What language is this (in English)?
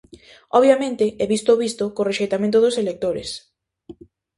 Galician